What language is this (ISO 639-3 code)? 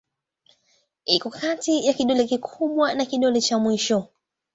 swa